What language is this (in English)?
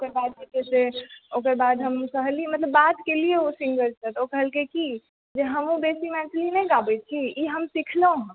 Maithili